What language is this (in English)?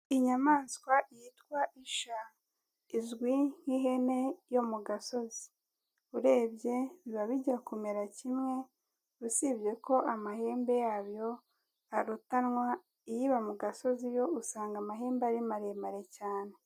Kinyarwanda